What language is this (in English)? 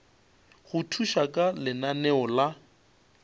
Northern Sotho